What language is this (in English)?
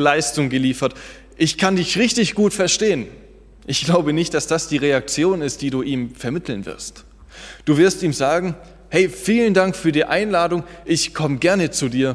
German